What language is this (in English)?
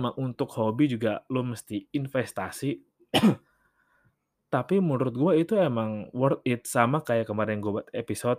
Indonesian